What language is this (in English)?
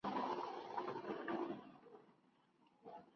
Spanish